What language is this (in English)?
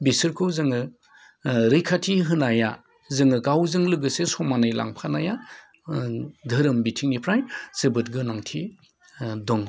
Bodo